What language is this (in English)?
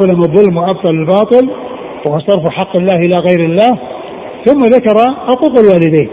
Arabic